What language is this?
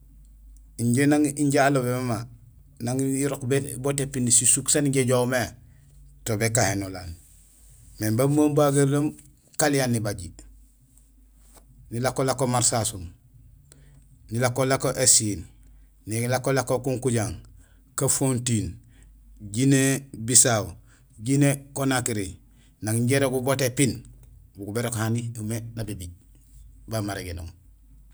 Gusilay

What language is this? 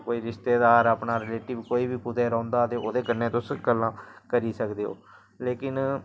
Dogri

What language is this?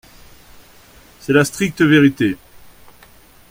French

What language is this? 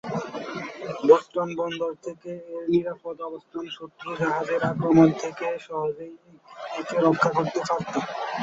Bangla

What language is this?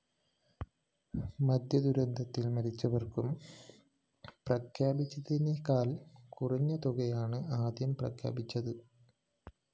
Malayalam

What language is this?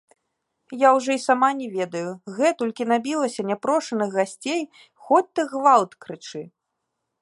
Belarusian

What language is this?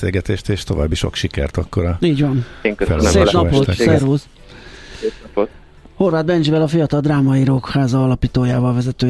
Hungarian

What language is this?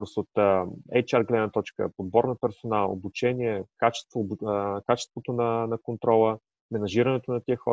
Bulgarian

